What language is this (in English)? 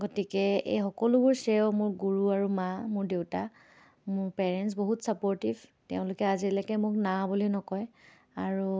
Assamese